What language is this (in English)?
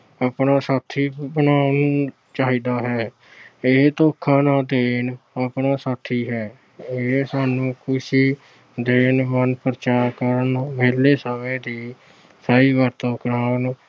Punjabi